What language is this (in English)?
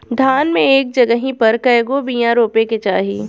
Bhojpuri